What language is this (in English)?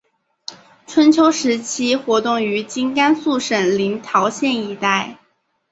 Chinese